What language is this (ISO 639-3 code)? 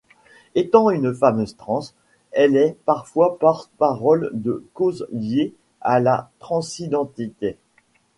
fra